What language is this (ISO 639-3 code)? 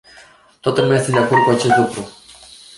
ron